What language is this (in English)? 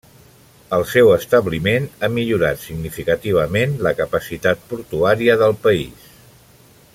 Catalan